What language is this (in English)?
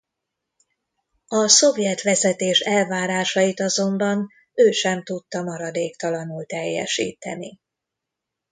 Hungarian